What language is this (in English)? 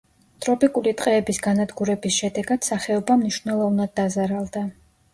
Georgian